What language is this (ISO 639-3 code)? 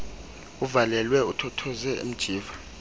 xho